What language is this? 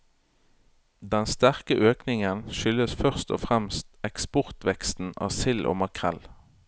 Norwegian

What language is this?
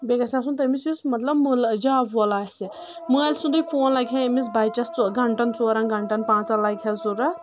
Kashmiri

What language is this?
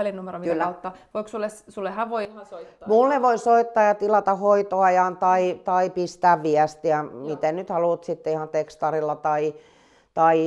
Finnish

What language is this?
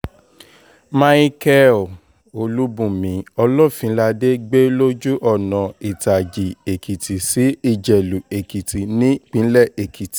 Yoruba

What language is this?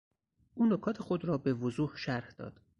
Persian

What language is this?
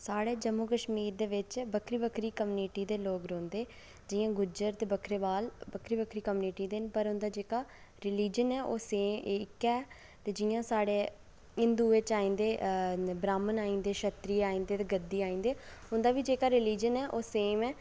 Dogri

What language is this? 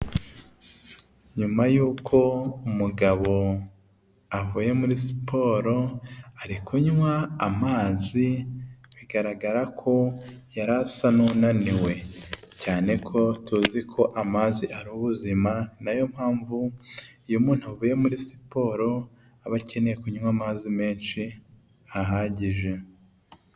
Kinyarwanda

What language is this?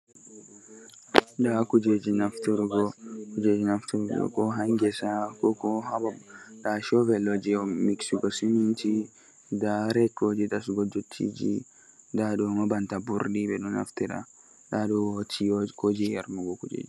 Fula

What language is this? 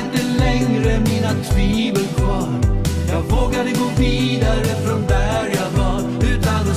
Swedish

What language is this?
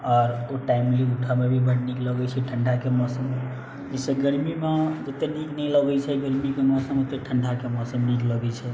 Maithili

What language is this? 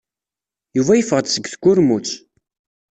Kabyle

